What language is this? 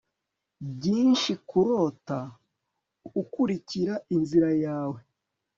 Kinyarwanda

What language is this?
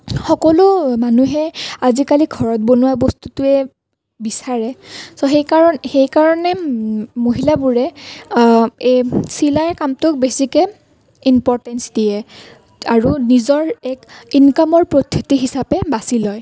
Assamese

